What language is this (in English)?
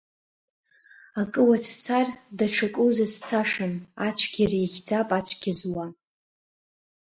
Abkhazian